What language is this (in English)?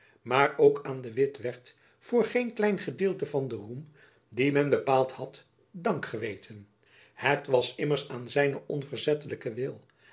Dutch